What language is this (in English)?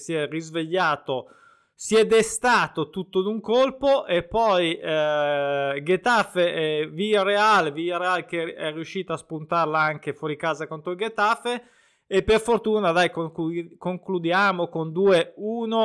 Italian